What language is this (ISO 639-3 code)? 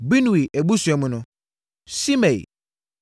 aka